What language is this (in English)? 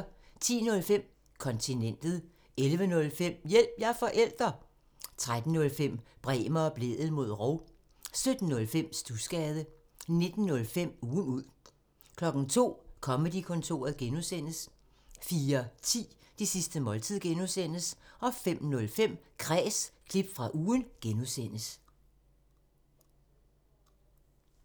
Danish